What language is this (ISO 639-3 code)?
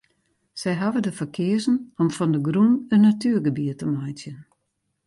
fry